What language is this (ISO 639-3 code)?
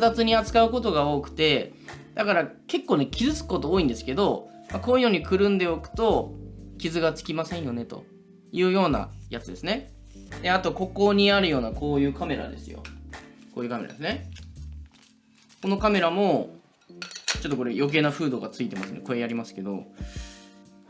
jpn